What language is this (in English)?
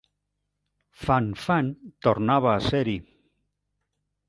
Catalan